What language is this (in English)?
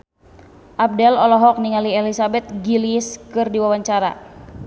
Sundanese